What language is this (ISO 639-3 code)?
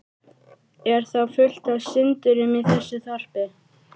isl